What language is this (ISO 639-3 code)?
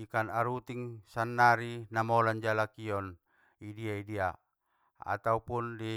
btm